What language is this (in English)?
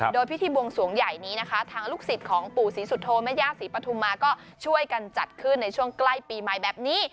Thai